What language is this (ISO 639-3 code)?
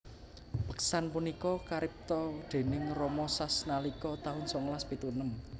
jav